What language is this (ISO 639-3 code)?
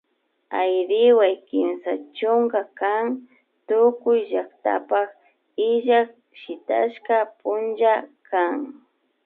qvi